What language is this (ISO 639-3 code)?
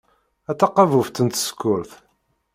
kab